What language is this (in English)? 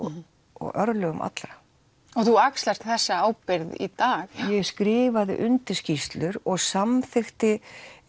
Icelandic